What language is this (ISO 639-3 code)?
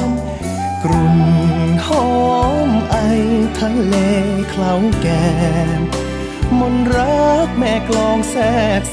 tha